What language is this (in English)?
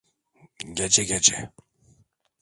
Turkish